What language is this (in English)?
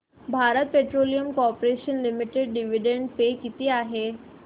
Marathi